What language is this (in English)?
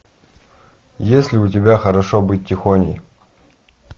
Russian